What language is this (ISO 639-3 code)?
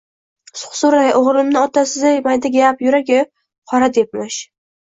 uzb